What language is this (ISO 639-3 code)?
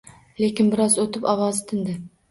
uzb